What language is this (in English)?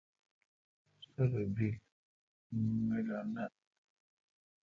Kalkoti